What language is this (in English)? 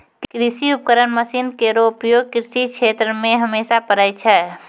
Maithili